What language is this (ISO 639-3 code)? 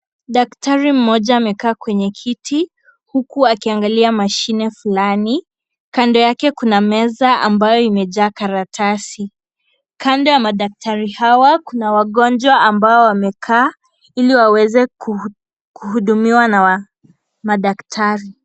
swa